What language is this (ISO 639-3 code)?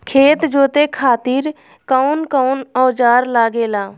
bho